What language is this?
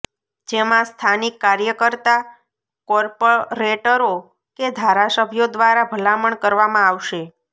Gujarati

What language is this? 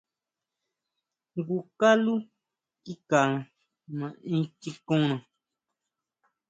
Huautla Mazatec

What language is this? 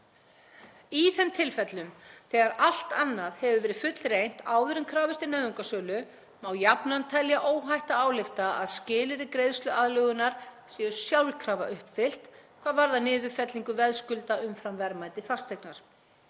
Icelandic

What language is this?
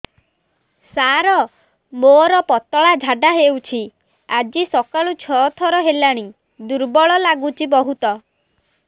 Odia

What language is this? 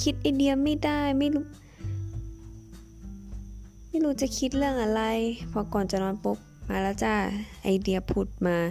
Thai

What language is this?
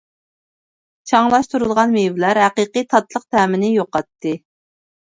Uyghur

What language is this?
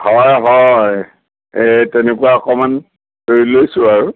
Assamese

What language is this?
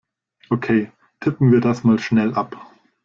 German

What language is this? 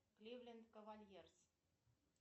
Russian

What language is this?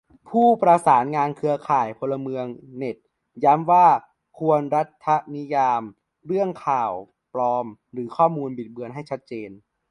Thai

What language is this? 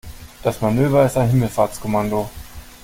German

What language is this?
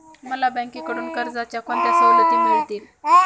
Marathi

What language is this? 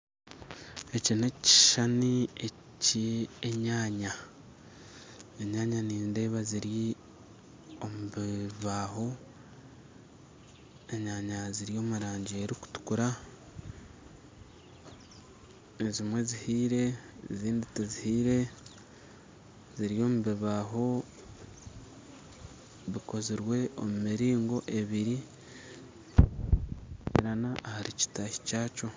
Nyankole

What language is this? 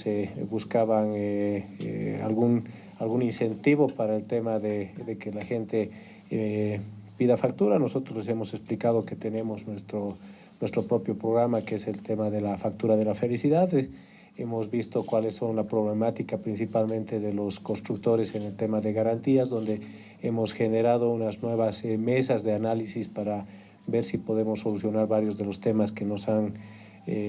Spanish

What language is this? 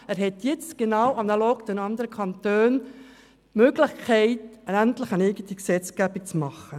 Swiss German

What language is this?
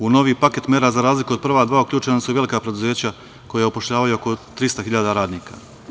Serbian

